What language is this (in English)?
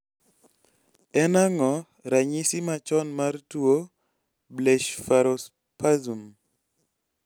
Luo (Kenya and Tanzania)